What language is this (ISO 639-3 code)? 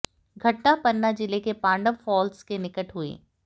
hin